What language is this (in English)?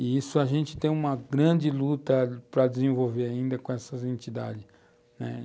Portuguese